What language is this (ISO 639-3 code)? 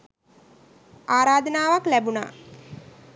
sin